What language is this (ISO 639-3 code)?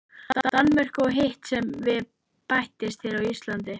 isl